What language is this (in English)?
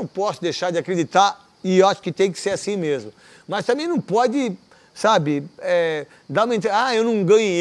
Portuguese